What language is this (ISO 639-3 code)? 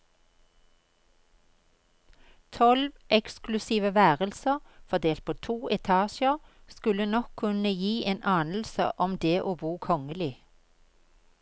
nor